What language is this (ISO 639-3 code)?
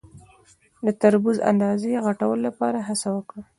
pus